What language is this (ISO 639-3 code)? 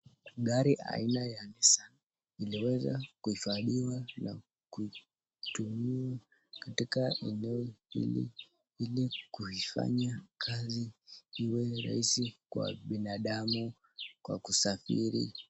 swa